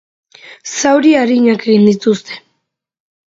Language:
Basque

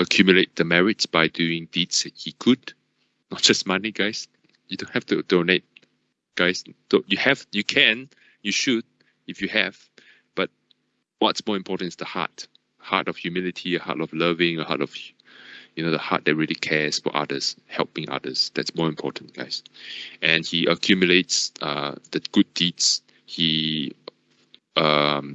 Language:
English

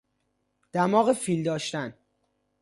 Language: Persian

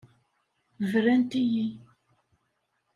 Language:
Kabyle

